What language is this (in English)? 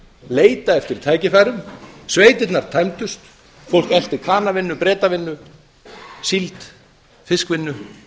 Icelandic